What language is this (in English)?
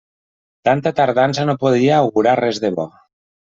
Catalan